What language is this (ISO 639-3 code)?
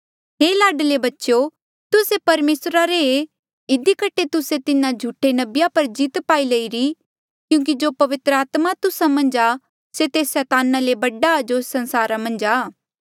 mjl